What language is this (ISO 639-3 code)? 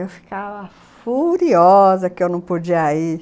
por